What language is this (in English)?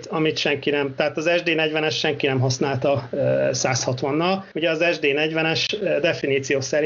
Hungarian